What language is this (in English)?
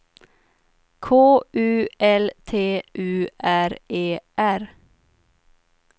Swedish